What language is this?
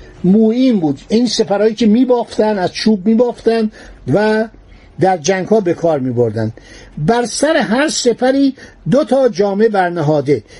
Persian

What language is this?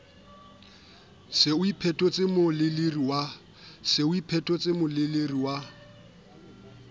Southern Sotho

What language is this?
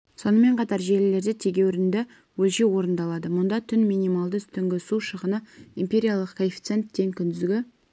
Kazakh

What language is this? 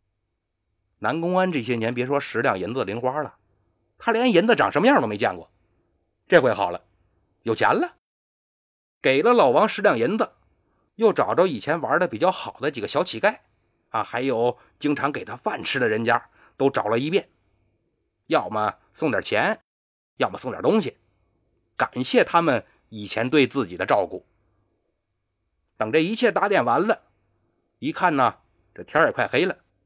Chinese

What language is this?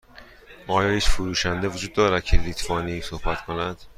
Persian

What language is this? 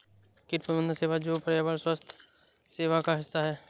Hindi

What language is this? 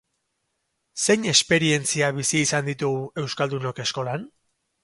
Basque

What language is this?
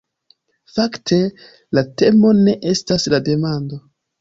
Esperanto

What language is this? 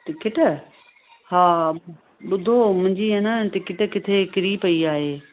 Sindhi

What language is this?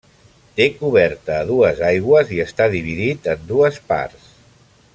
Catalan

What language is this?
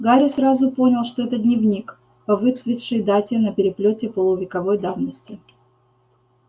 Russian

